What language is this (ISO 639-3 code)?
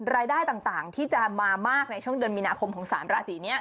tha